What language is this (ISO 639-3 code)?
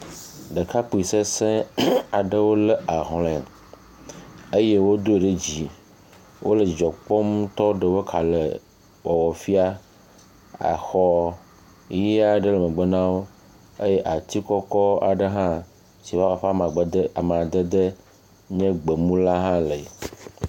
ewe